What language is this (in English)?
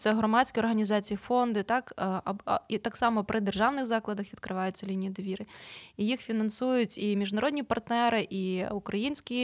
Ukrainian